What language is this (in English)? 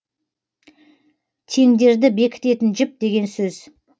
Kazakh